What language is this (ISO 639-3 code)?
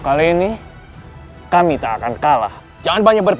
ind